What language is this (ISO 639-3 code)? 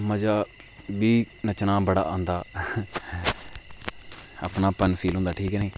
doi